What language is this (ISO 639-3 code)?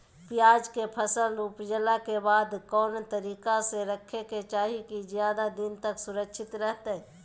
mag